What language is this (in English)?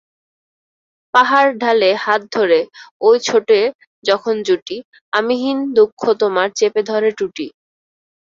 Bangla